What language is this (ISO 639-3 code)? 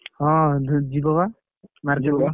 ori